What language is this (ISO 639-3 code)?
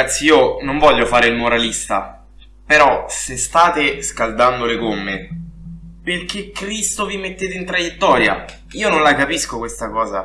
ita